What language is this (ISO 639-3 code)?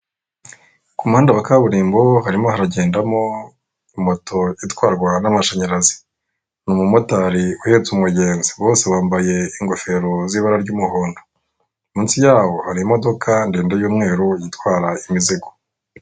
kin